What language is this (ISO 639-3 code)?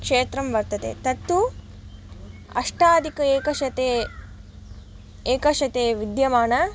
san